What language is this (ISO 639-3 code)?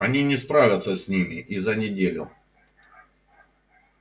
rus